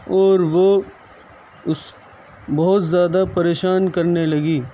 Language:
Urdu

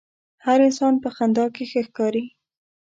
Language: Pashto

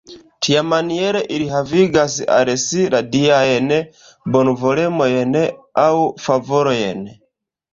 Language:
Esperanto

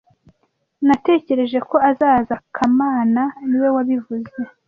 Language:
Kinyarwanda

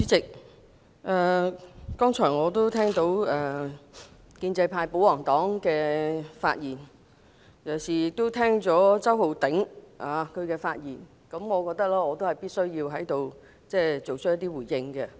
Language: Cantonese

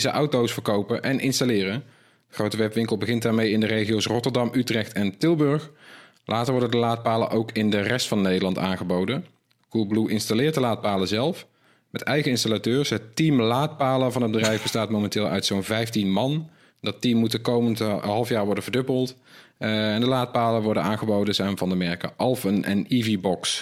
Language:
Dutch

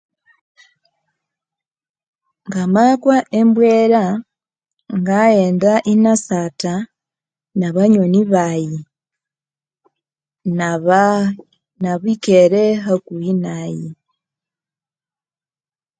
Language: Konzo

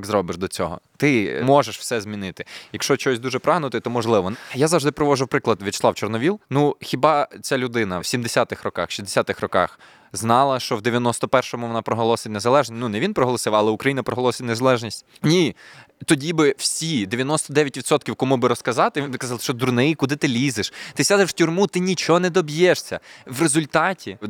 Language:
Ukrainian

